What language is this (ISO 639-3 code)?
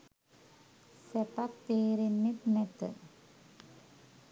sin